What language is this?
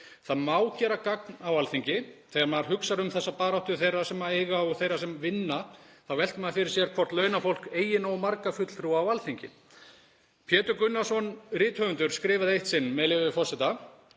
Icelandic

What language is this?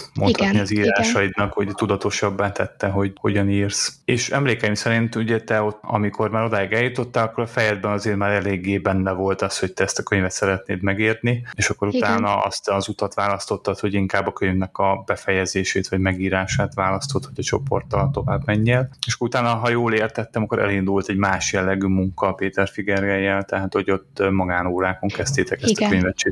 Hungarian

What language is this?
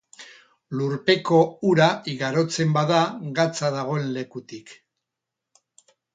Basque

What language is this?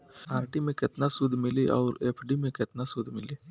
Bhojpuri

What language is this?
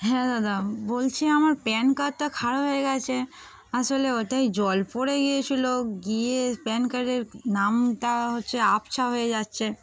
Bangla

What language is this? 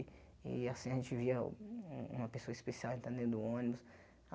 Portuguese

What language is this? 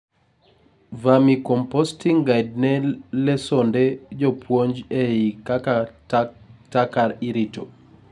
Luo (Kenya and Tanzania)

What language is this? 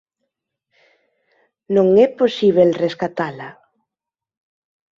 Galician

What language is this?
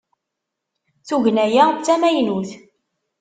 Kabyle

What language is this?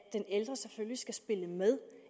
Danish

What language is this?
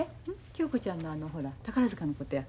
Japanese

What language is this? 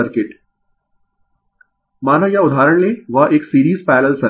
Hindi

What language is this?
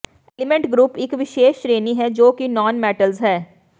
Punjabi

